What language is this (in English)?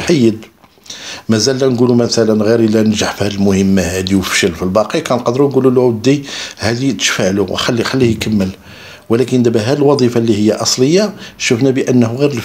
Arabic